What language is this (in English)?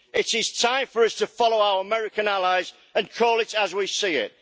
English